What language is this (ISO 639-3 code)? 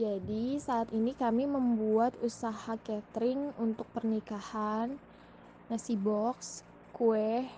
ind